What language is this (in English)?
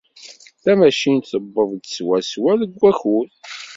Kabyle